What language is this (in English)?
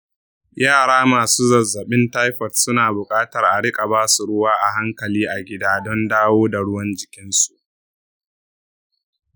Hausa